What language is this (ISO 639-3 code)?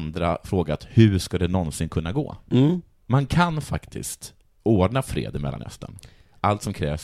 swe